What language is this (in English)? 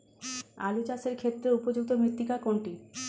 Bangla